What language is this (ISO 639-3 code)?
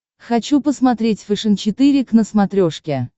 rus